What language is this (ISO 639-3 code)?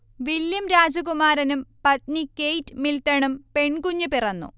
mal